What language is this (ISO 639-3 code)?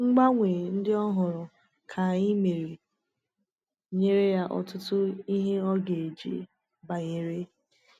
ibo